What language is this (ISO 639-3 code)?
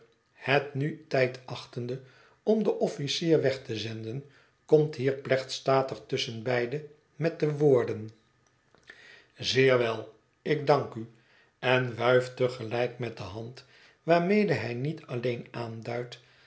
nld